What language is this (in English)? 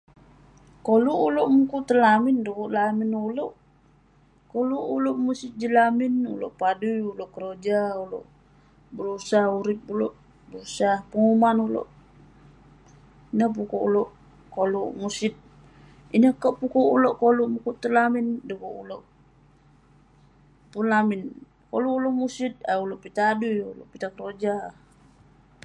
Western Penan